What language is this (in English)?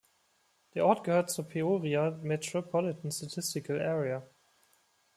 German